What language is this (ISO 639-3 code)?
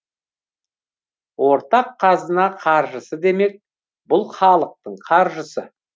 kaz